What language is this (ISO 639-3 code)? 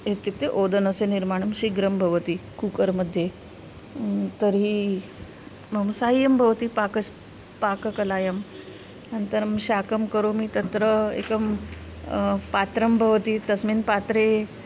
san